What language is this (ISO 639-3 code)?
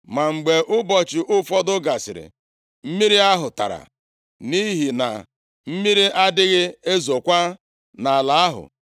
ibo